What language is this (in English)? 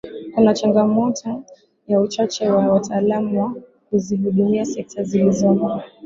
Swahili